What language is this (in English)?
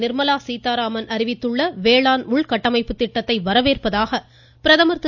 Tamil